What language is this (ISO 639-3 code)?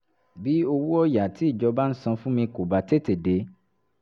yor